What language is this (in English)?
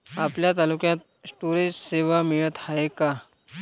Marathi